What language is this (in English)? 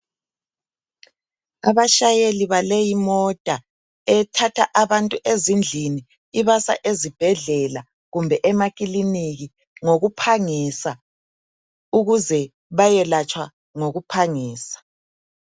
North Ndebele